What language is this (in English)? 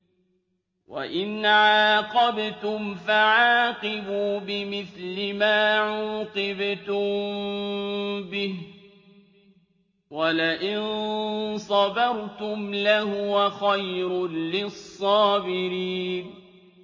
Arabic